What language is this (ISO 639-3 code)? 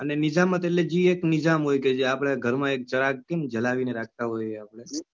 guj